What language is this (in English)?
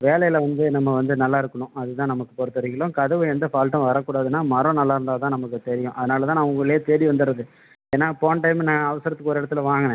Tamil